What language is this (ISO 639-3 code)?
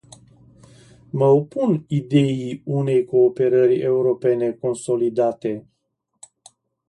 ron